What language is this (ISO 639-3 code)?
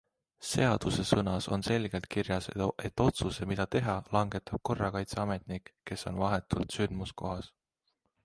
est